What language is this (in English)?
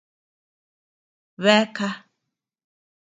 Tepeuxila Cuicatec